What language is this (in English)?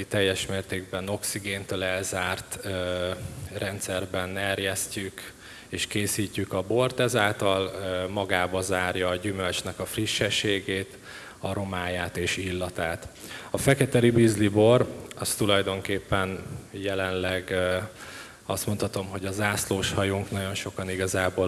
Hungarian